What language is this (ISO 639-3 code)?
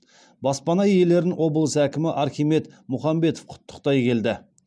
kaz